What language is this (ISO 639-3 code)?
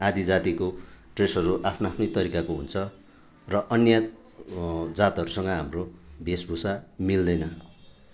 nep